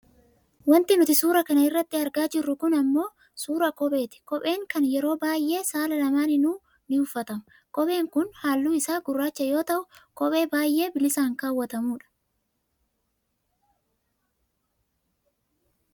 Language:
Oromo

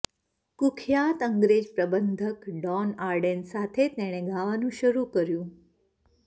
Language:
Gujarati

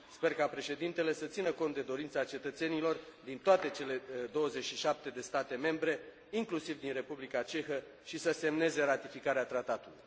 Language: Romanian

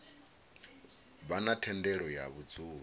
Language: Venda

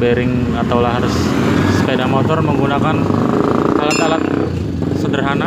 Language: Indonesian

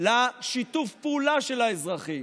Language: Hebrew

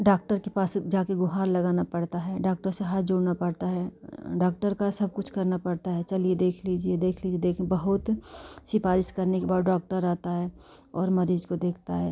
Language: Hindi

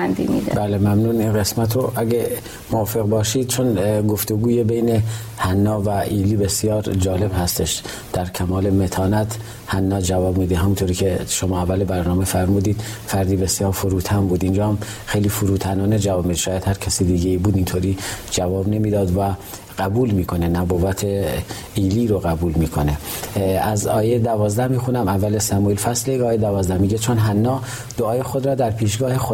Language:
Persian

